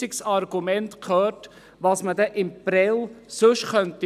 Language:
Swiss German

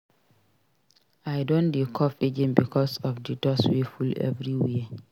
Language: Nigerian Pidgin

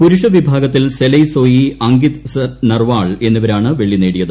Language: Malayalam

